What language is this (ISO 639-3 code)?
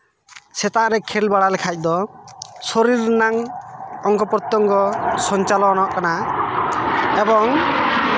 sat